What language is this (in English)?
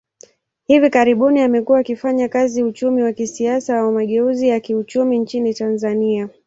Swahili